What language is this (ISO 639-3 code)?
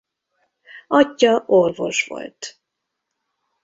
hun